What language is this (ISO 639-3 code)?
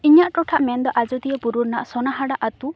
sat